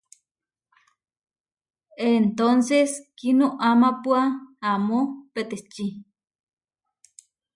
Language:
Huarijio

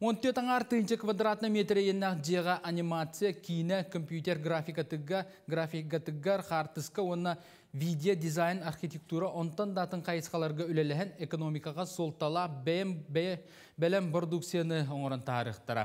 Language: Turkish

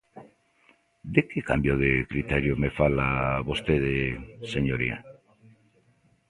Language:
Galician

